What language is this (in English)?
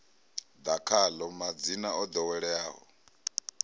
Venda